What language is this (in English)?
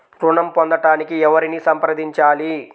Telugu